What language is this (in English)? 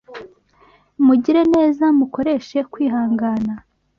Kinyarwanda